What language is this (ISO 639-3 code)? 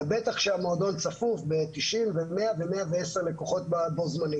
heb